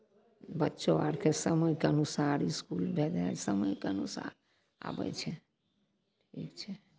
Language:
Maithili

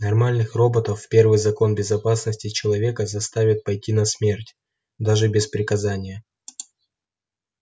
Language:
Russian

